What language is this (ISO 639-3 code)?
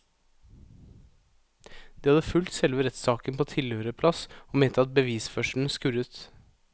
nor